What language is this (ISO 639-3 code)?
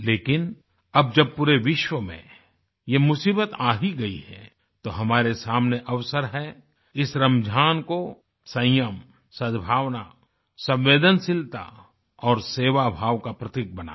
hin